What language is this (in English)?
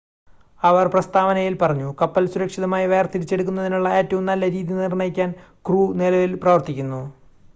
Malayalam